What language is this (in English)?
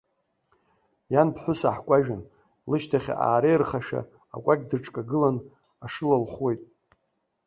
Abkhazian